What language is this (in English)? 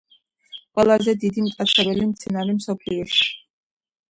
Georgian